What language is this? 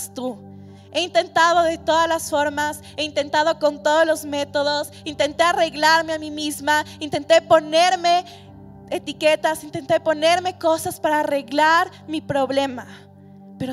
Spanish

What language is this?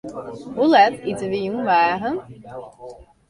Western Frisian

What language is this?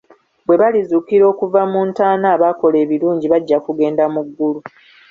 Ganda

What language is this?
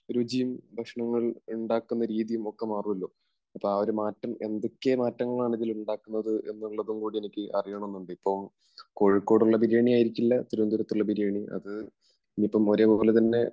Malayalam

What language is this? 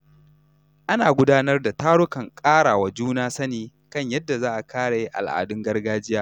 Hausa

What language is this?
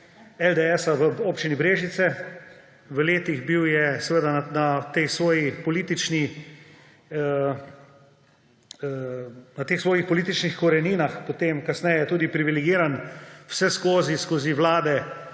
Slovenian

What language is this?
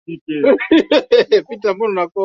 Swahili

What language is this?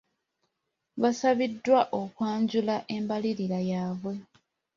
Ganda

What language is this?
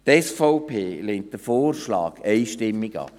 Swiss German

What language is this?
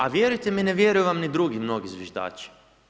Croatian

